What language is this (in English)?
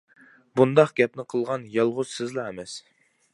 Uyghur